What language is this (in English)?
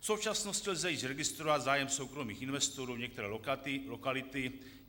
Czech